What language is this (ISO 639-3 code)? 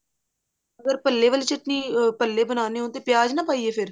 pan